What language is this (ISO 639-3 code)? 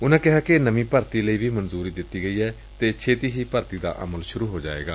pan